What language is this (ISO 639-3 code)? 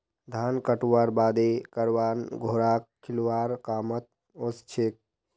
mag